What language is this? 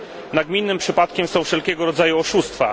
Polish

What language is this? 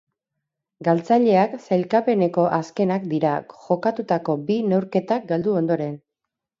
Basque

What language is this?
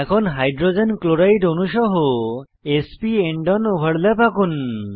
Bangla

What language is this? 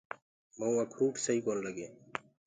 Gurgula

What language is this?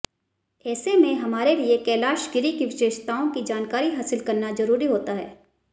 Hindi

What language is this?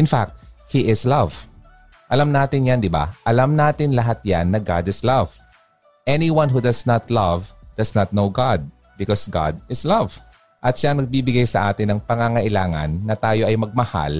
Filipino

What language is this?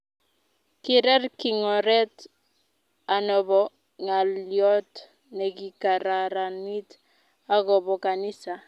Kalenjin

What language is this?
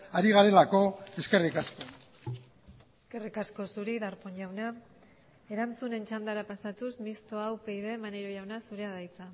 Basque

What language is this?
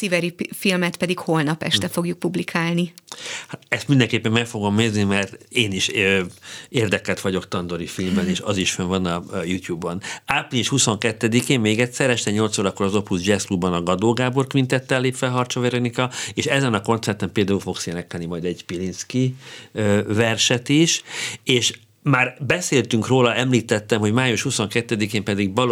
Hungarian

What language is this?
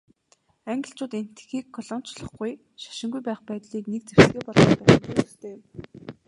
Mongolian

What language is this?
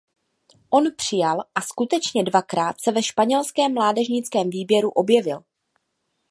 Czech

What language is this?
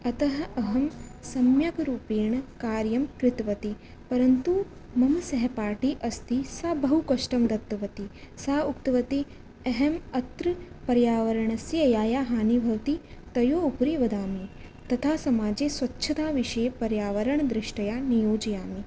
Sanskrit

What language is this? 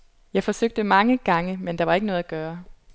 Danish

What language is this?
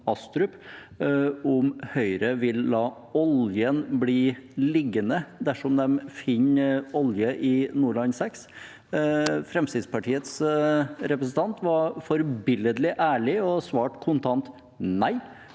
Norwegian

